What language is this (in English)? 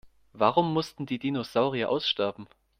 German